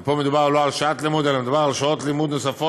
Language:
Hebrew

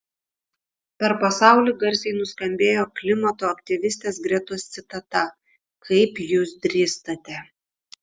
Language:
Lithuanian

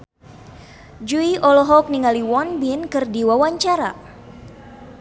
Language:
Sundanese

